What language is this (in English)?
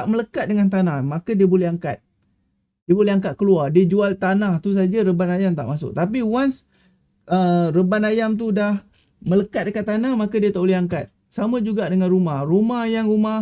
Malay